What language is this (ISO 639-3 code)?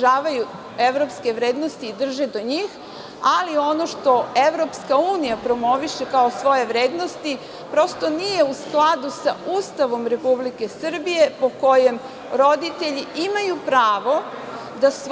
srp